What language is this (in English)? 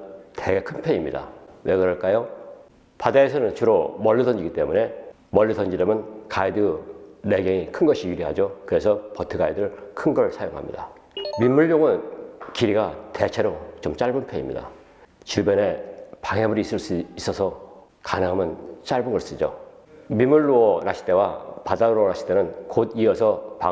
Korean